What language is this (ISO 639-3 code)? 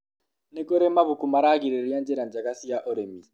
kik